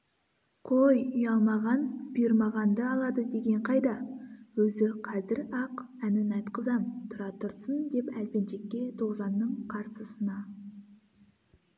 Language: Kazakh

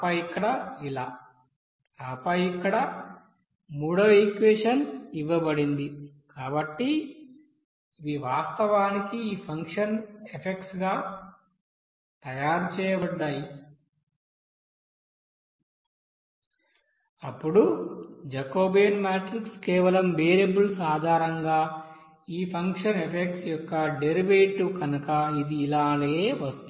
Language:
Telugu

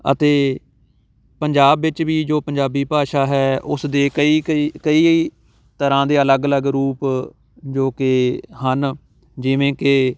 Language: Punjabi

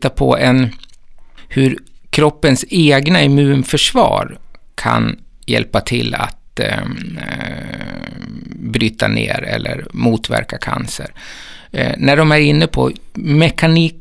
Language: Swedish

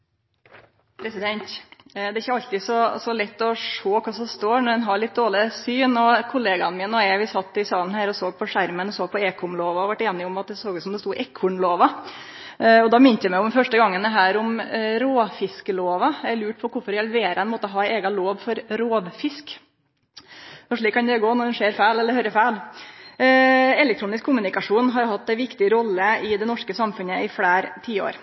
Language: Norwegian Nynorsk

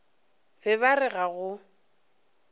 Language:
Northern Sotho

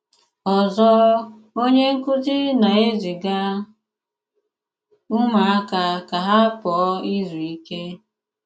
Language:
Igbo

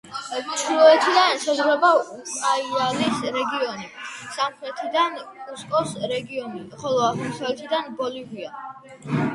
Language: Georgian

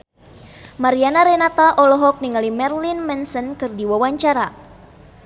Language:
Sundanese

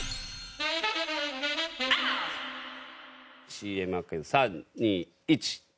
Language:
Japanese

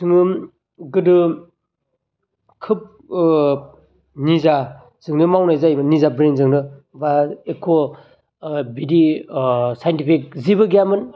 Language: Bodo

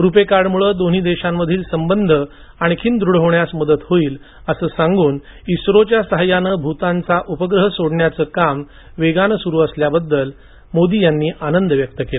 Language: Marathi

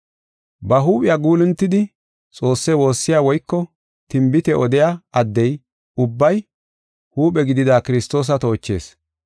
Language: Gofa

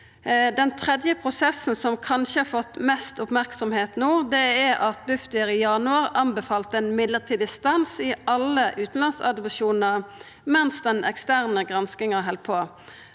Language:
Norwegian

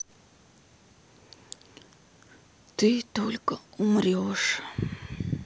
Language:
Russian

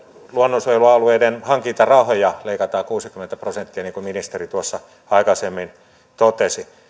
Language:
Finnish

